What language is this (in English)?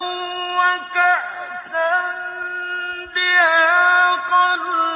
Arabic